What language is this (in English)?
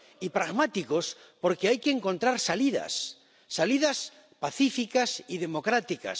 Spanish